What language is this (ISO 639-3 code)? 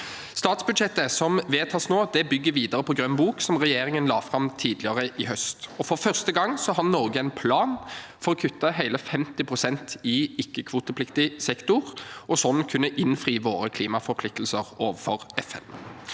nor